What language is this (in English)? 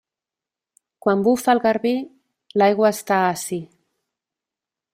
Catalan